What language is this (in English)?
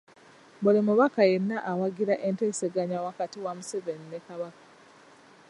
Ganda